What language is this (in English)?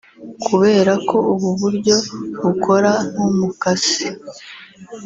Kinyarwanda